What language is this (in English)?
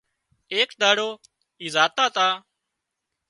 Wadiyara Koli